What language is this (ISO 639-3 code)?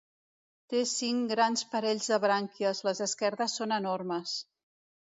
cat